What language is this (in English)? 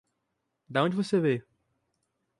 Portuguese